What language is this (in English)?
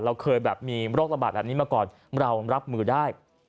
Thai